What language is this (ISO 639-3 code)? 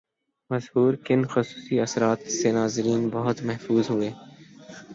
urd